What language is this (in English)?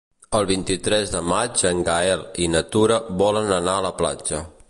Catalan